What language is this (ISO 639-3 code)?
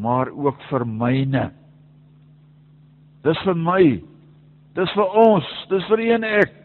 nld